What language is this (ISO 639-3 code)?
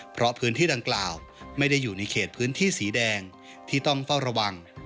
tha